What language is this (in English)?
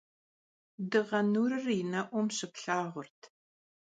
Kabardian